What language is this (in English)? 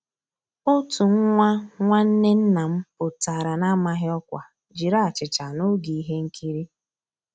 Igbo